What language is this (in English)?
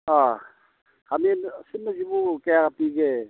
Manipuri